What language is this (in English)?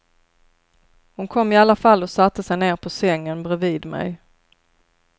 Swedish